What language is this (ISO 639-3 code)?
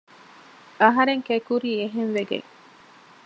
div